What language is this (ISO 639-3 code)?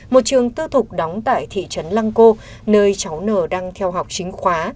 vie